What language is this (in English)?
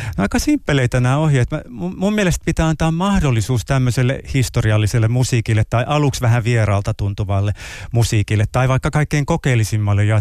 Finnish